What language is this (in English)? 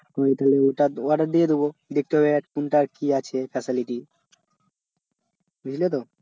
Bangla